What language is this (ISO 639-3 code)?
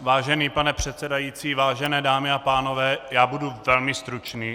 ces